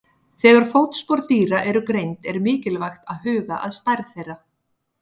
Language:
Icelandic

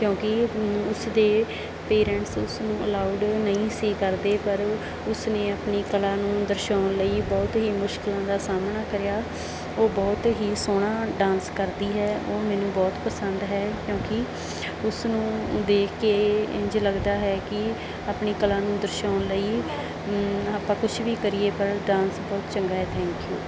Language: Punjabi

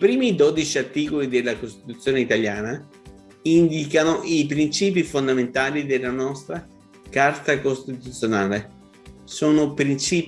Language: Italian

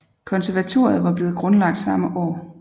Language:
Danish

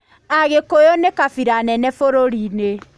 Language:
Kikuyu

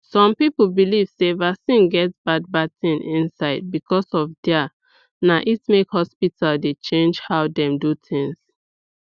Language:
Nigerian Pidgin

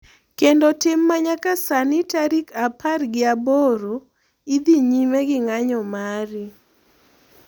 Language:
Luo (Kenya and Tanzania)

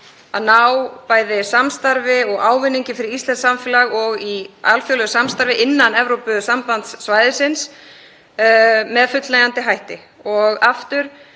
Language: Icelandic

